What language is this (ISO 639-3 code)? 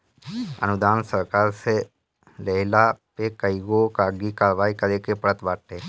bho